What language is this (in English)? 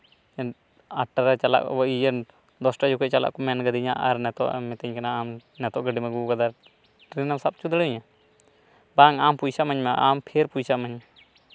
Santali